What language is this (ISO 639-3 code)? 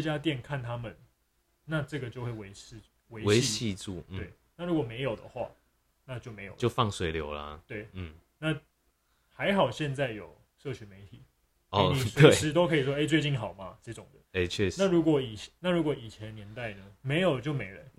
zho